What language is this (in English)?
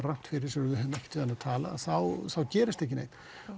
Icelandic